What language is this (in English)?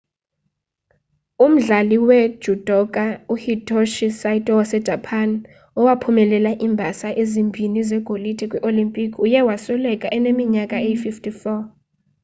Xhosa